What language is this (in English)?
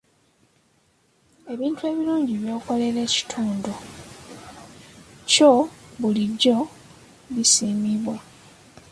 Ganda